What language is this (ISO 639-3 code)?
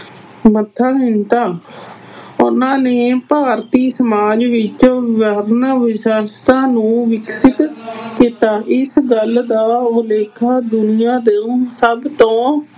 pan